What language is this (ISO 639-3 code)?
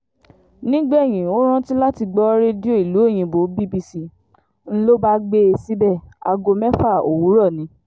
yor